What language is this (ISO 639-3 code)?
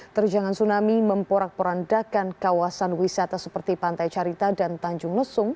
ind